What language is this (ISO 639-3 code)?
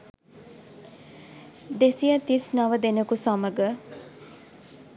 sin